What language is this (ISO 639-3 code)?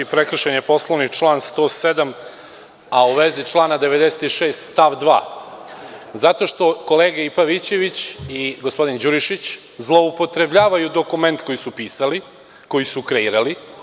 srp